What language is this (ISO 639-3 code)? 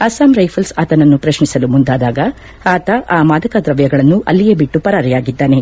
kan